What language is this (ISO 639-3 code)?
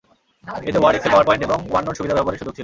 ben